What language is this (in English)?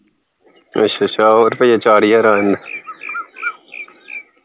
Punjabi